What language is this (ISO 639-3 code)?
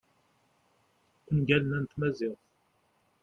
kab